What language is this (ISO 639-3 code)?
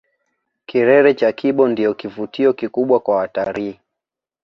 swa